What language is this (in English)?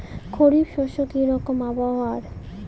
Bangla